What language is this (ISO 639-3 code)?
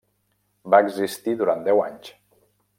cat